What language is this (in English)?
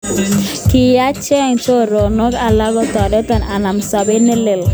Kalenjin